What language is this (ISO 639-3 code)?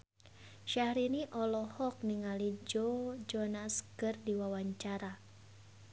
sun